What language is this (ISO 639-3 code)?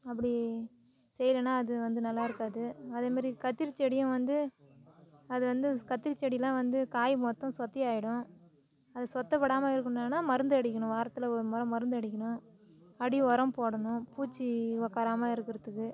tam